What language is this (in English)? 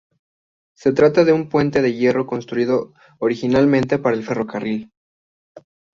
Spanish